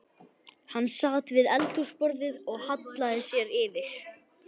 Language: Icelandic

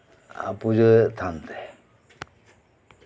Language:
Santali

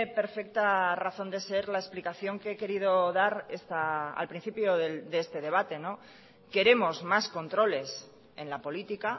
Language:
Spanish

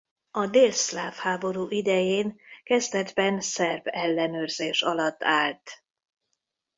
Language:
Hungarian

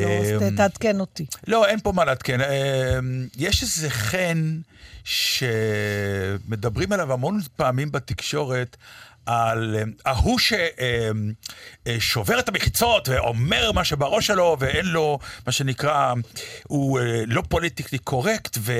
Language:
Hebrew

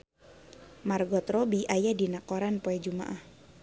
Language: Sundanese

